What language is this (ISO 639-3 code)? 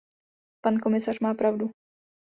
ces